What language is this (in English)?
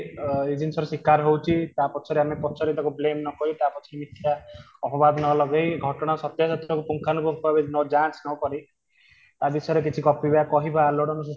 Odia